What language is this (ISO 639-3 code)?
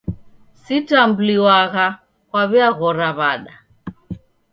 dav